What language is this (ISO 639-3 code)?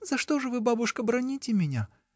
rus